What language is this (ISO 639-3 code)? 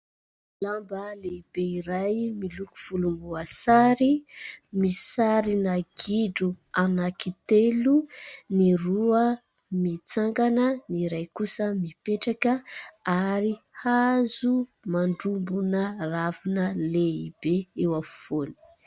mlg